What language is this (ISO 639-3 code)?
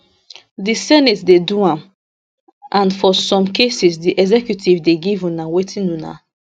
pcm